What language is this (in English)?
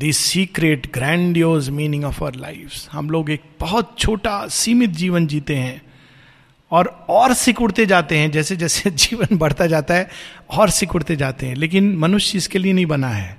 Hindi